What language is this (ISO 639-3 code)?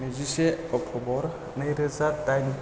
brx